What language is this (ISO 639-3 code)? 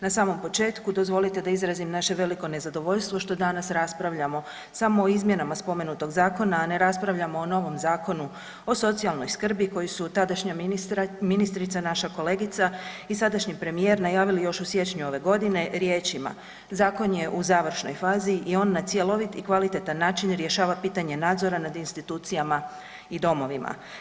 hrv